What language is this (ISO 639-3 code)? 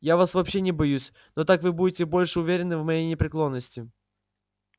rus